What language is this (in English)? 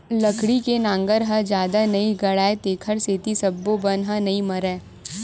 Chhattisgarhi